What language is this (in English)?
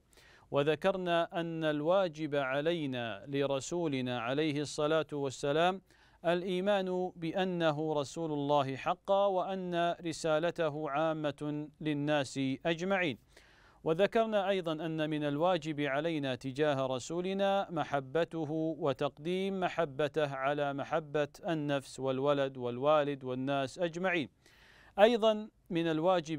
Arabic